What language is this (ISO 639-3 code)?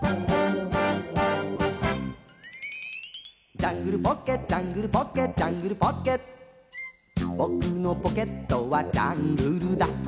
jpn